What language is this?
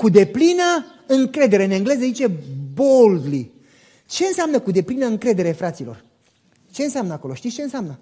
Romanian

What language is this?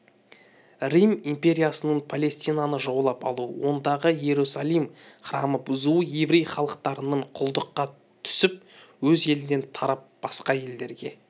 Kazakh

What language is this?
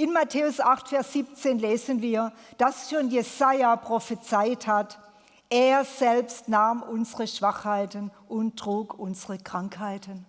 German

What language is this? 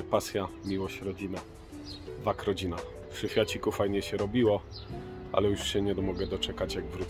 Polish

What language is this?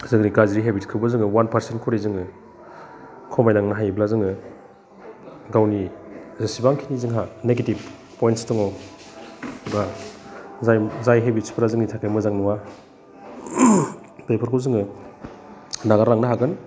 Bodo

